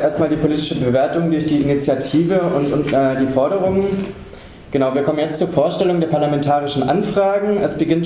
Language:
German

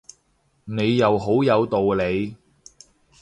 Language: Cantonese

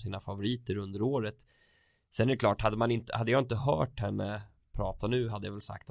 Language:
Swedish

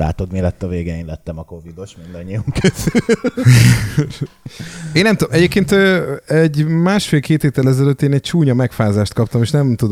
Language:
Hungarian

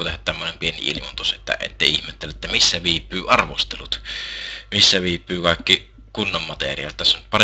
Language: Finnish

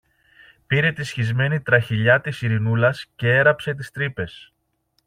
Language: Greek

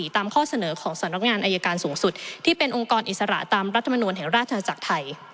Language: Thai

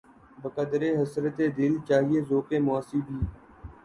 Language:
Urdu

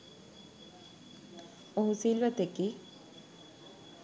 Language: Sinhala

